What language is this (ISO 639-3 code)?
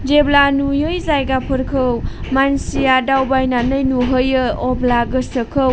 brx